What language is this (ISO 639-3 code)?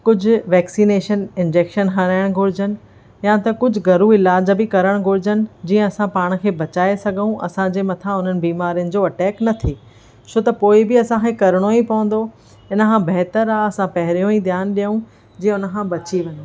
snd